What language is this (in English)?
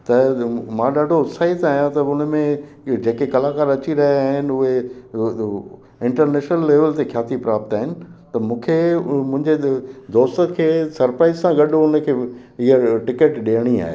Sindhi